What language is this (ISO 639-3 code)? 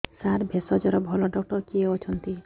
ori